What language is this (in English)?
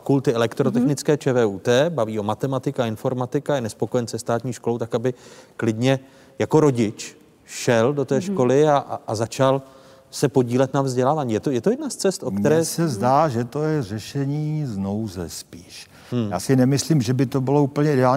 Czech